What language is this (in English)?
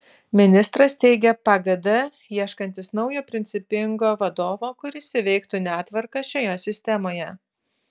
Lithuanian